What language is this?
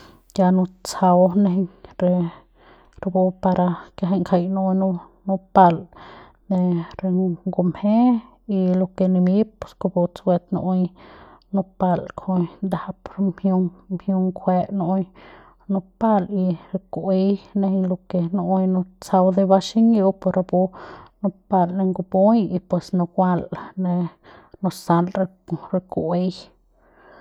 Central Pame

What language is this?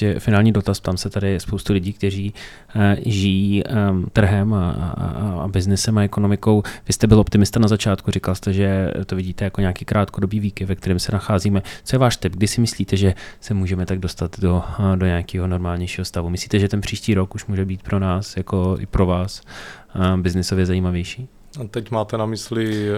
Czech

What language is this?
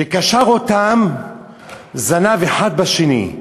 Hebrew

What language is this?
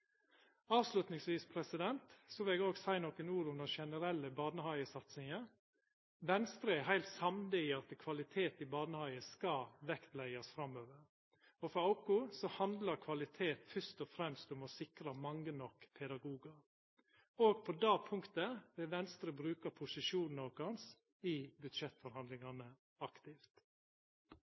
Norwegian Nynorsk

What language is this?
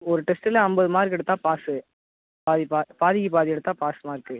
Tamil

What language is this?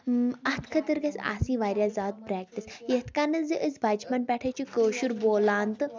Kashmiri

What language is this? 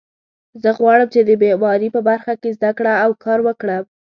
Pashto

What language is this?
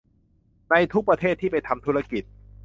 Thai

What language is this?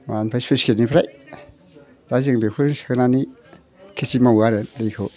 Bodo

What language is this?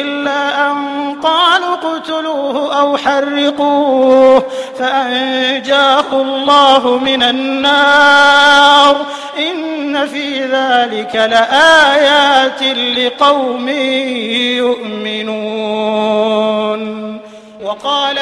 Arabic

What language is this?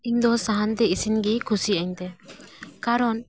Santali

